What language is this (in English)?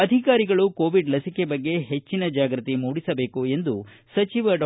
Kannada